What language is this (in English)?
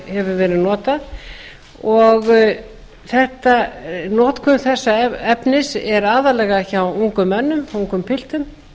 Icelandic